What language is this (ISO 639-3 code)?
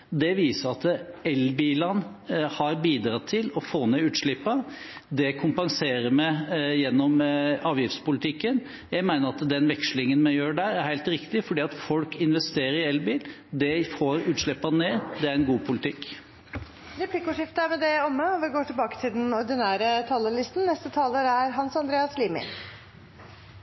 nob